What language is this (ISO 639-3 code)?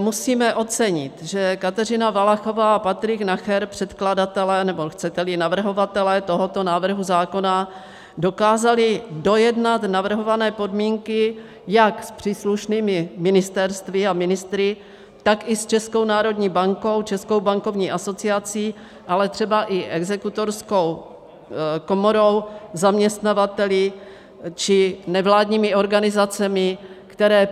ces